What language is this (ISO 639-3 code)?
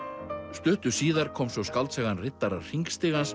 isl